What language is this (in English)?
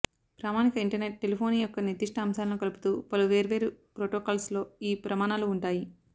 Telugu